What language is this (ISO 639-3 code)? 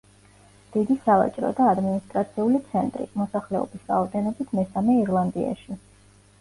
kat